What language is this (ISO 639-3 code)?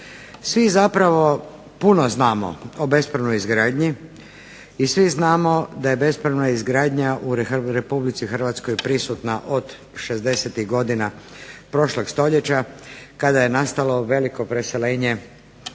hrv